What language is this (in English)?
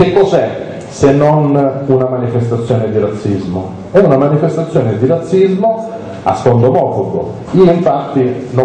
Italian